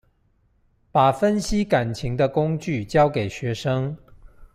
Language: Chinese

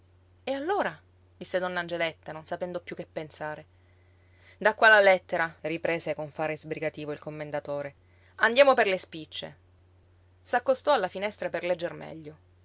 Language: Italian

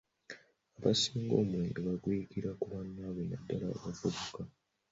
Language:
Ganda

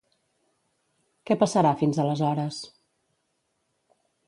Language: Catalan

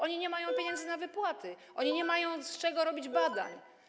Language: Polish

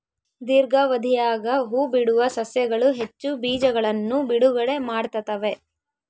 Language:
Kannada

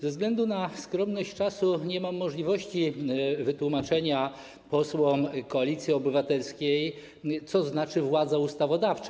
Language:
Polish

